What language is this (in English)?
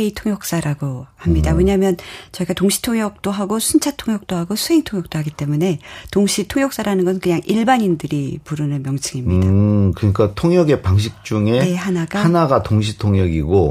Korean